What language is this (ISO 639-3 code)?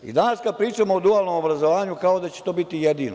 srp